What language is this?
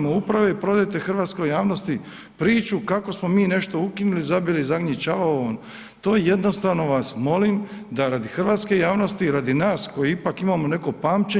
Croatian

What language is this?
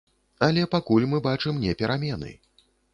Belarusian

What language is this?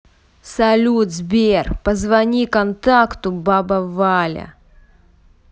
Russian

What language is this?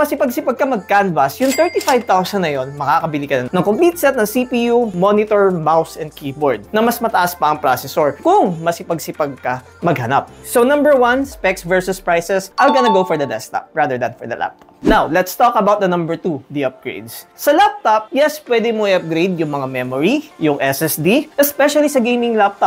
Filipino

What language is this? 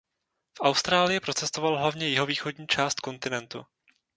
Czech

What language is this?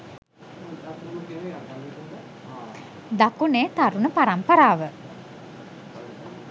Sinhala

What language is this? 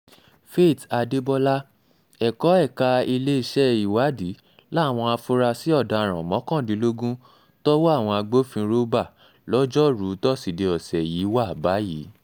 Yoruba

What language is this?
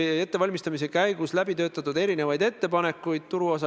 Estonian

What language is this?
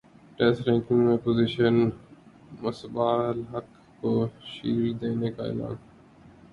Urdu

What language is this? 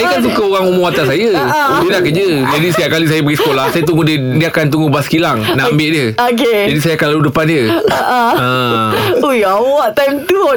Malay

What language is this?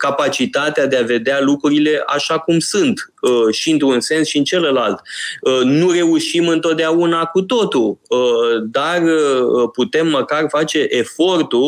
Romanian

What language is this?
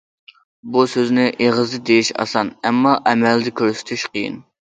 Uyghur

